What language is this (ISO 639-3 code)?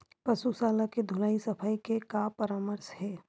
hne